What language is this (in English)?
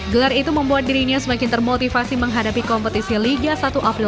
Indonesian